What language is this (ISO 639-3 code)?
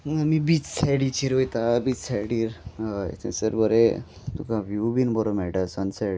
kok